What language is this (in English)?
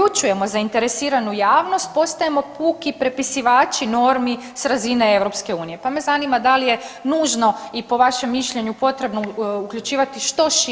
Croatian